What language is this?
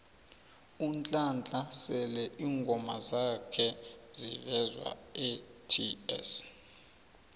South Ndebele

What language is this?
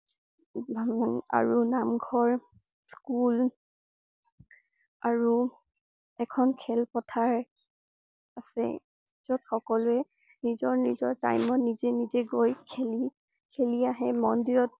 Assamese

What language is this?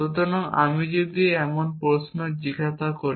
Bangla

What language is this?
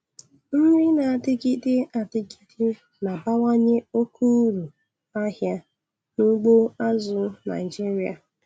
Igbo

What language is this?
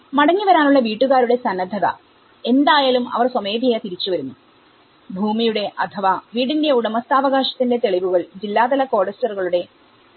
Malayalam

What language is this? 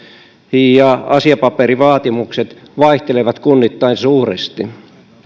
Finnish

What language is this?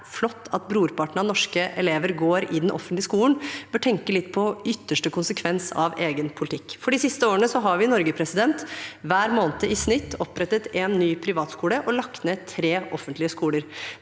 Norwegian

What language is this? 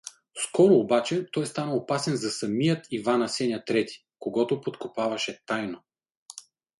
Bulgarian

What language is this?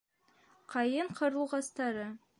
Bashkir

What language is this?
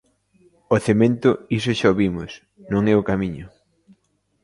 Galician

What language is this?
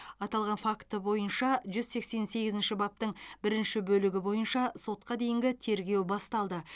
Kazakh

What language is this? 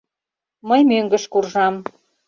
Mari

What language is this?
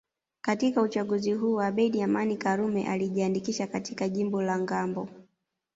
Swahili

